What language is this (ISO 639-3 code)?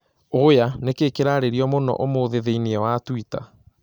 kik